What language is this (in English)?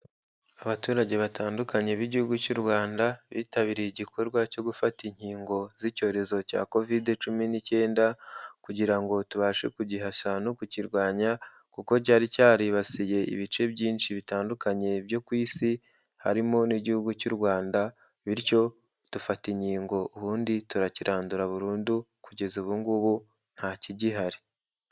Kinyarwanda